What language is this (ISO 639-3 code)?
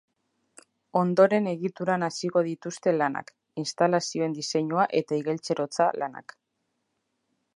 eus